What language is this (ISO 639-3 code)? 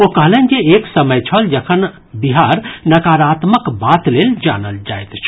mai